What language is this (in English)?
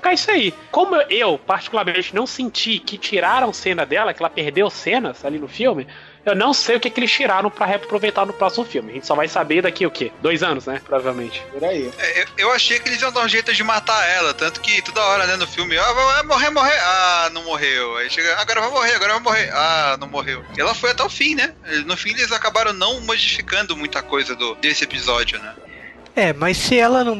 Portuguese